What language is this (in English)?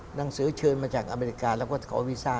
Thai